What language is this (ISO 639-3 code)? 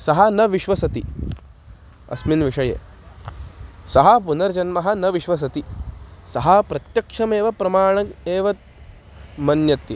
san